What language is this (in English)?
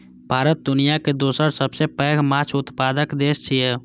Maithili